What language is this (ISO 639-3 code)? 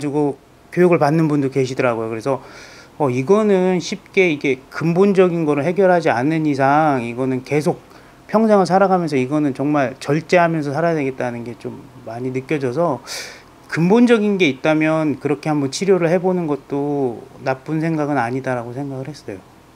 kor